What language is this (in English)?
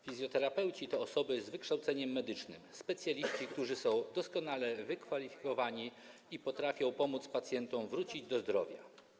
Polish